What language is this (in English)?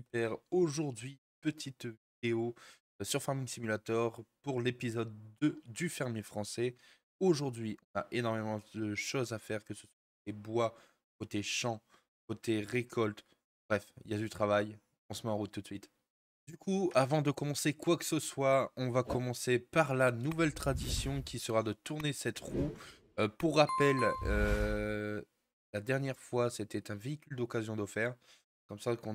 French